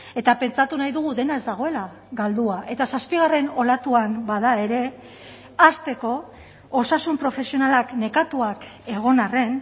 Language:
Basque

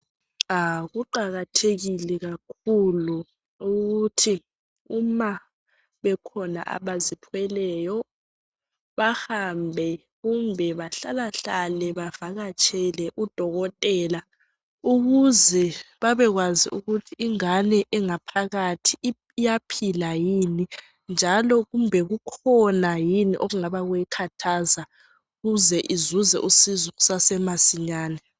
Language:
North Ndebele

